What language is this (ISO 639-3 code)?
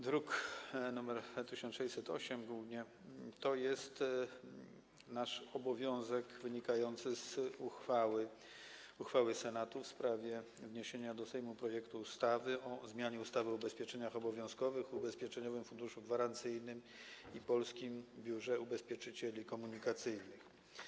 pol